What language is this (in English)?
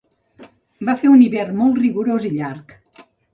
Catalan